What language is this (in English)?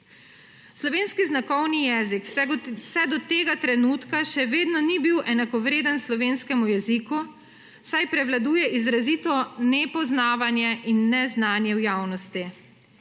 Slovenian